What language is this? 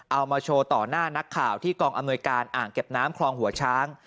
Thai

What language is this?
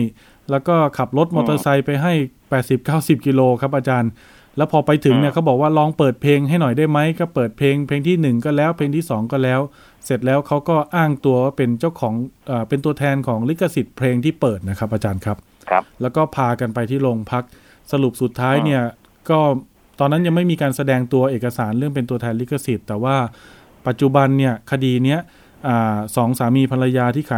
Thai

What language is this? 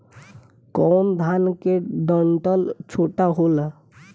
Bhojpuri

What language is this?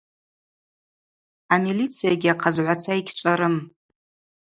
Abaza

